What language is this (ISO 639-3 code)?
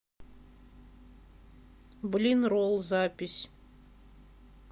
rus